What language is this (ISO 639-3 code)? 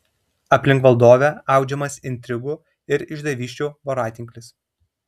lit